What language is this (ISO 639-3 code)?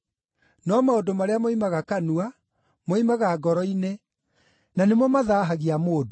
kik